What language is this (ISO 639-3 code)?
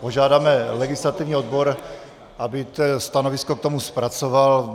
ces